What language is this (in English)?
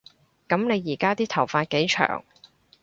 Cantonese